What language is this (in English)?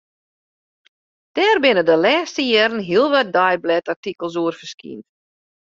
Western Frisian